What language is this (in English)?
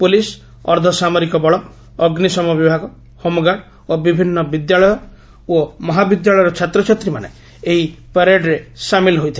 Odia